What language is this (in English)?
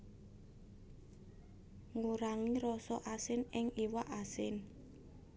Javanese